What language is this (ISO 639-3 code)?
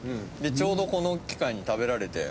jpn